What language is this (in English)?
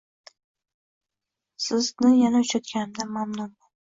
Uzbek